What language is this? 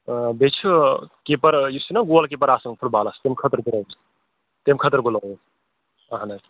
Kashmiri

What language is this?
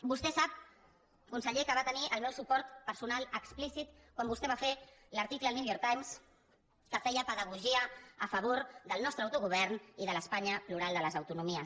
Catalan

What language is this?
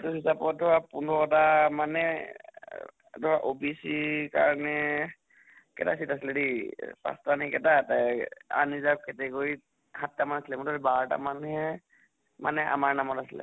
Assamese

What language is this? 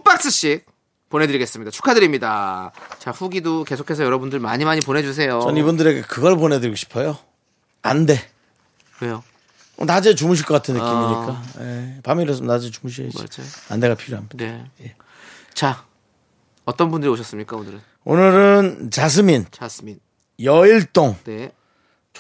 Korean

